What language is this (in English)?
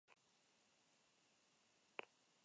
Basque